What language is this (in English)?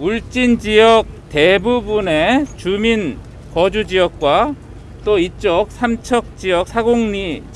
Korean